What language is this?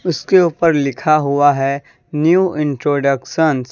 Hindi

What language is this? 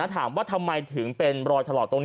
Thai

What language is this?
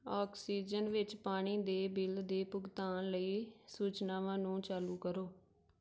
Punjabi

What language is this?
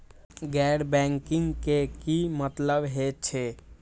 Maithili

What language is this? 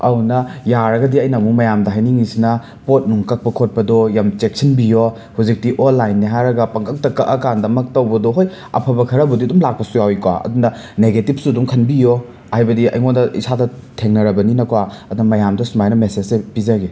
Manipuri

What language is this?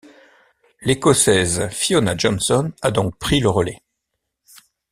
French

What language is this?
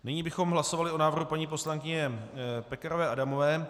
Czech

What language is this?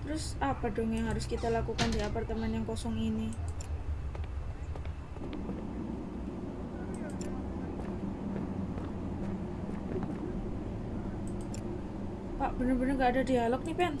Indonesian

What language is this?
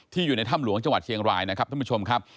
Thai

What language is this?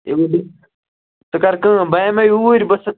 Kashmiri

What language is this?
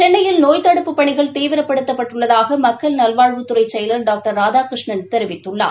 Tamil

